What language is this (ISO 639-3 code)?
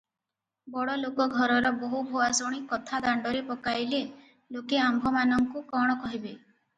ori